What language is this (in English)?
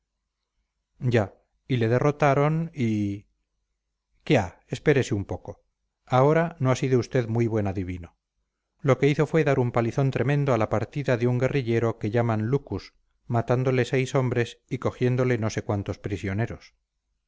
Spanish